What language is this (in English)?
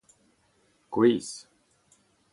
Breton